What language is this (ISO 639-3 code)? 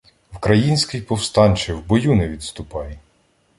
ukr